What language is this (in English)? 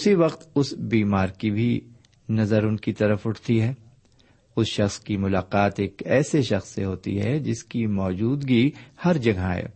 Urdu